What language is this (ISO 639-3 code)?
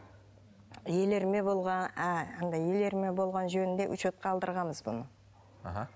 kaz